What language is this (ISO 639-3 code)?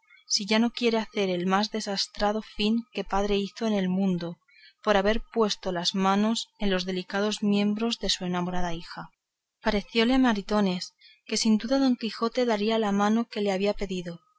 spa